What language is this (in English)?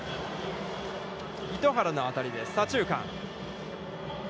Japanese